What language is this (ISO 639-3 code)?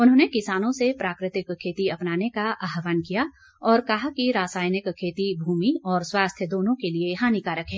hin